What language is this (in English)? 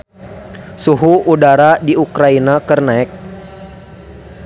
Sundanese